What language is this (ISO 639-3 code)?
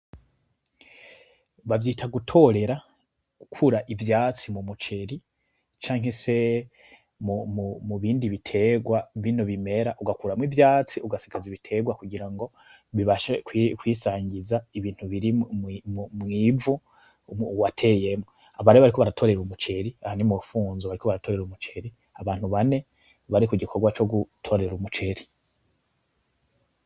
run